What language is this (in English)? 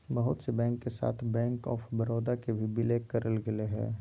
Magahi